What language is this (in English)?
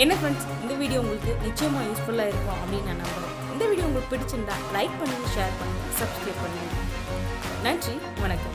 Tamil